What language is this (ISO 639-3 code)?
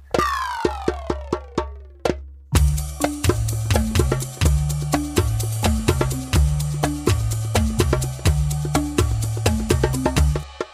ind